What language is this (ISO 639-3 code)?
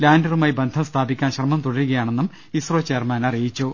mal